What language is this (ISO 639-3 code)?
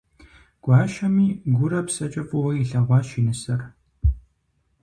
kbd